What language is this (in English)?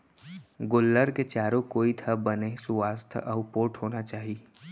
Chhattisgarhi